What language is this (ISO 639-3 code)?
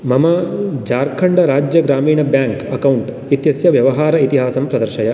san